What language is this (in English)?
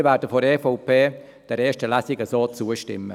Swiss German